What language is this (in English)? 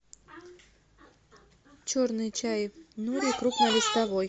Russian